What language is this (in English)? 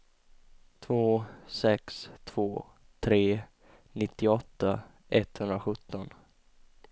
Swedish